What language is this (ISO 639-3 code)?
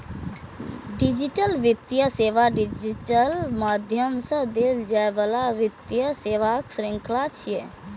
mai